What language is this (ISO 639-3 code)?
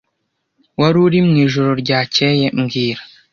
kin